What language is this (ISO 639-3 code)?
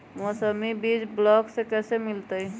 mag